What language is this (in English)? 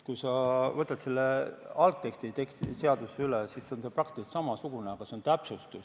Estonian